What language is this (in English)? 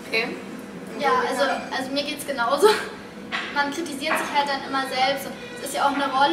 German